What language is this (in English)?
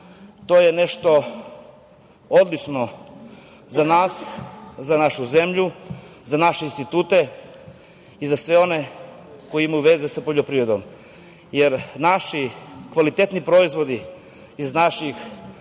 Serbian